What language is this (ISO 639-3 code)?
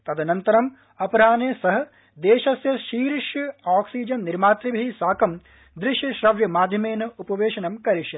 san